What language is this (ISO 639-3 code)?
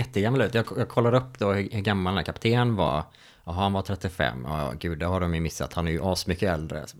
swe